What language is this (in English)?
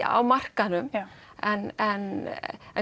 Icelandic